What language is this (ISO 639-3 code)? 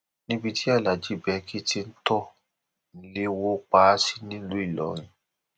yor